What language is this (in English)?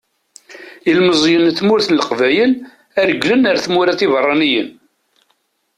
Kabyle